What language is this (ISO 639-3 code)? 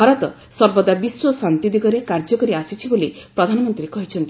ori